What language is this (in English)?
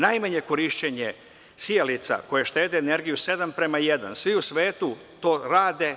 Serbian